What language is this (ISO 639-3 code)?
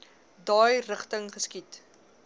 afr